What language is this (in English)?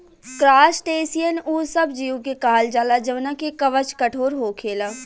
Bhojpuri